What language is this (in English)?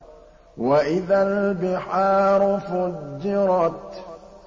Arabic